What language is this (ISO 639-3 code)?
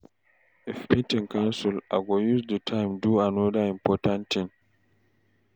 pcm